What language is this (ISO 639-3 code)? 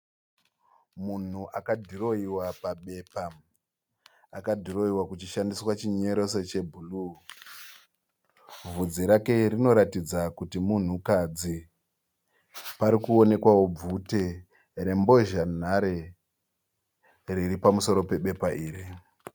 sna